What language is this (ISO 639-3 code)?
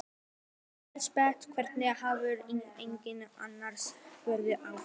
isl